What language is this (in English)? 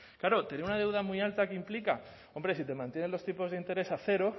Spanish